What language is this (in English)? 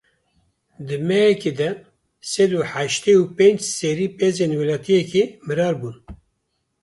Kurdish